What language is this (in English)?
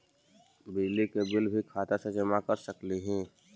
Magahi